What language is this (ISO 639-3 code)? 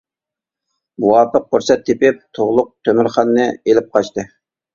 uig